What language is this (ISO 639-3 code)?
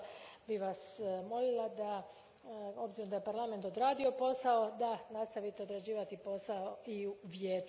hrv